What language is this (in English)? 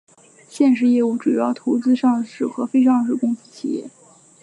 Chinese